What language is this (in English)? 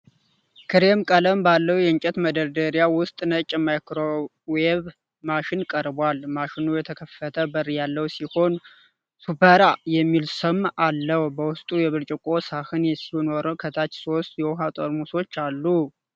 Amharic